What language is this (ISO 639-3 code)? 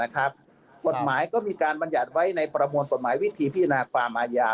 tha